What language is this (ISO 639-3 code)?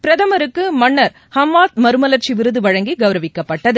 tam